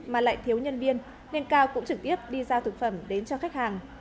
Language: Vietnamese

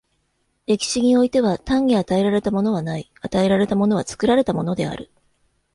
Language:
Japanese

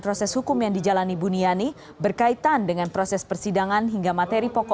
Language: Indonesian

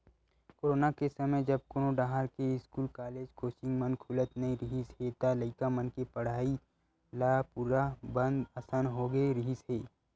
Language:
Chhattisgarhi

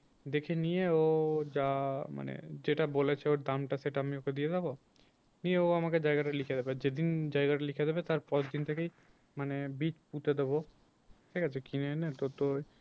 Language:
Bangla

